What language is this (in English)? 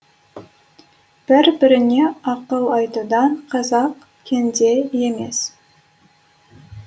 Kazakh